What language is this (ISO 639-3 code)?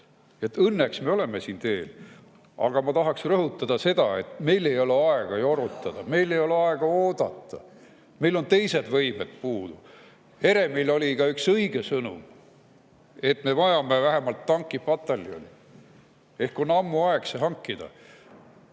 est